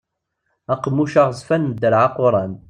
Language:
Kabyle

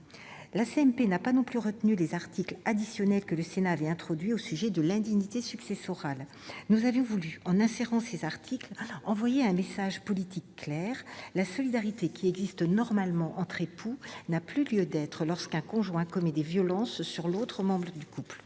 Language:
French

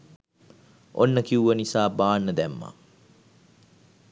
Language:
Sinhala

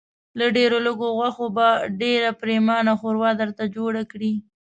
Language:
Pashto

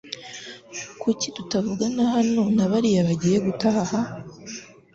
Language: Kinyarwanda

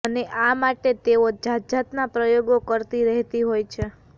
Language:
Gujarati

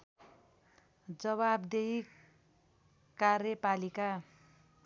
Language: Nepali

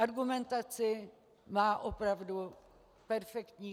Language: Czech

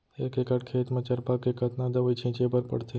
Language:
Chhattisgarhi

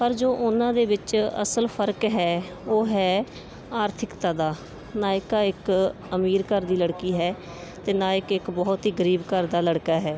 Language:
Punjabi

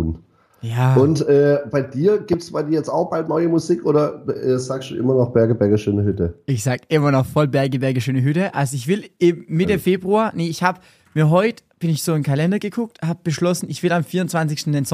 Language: German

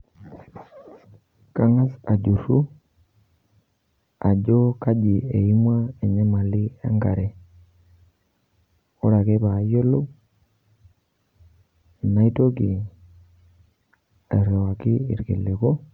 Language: Masai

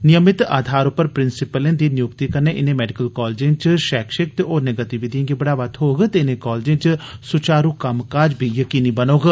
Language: Dogri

